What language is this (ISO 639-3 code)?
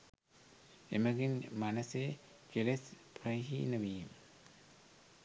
sin